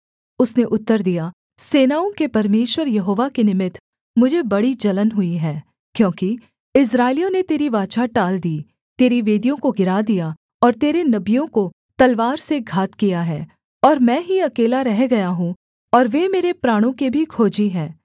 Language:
Hindi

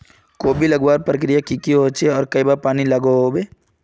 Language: Magahi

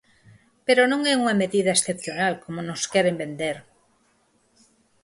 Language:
Galician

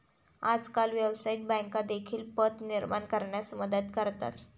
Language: Marathi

